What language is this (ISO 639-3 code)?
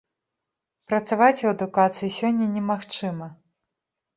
bel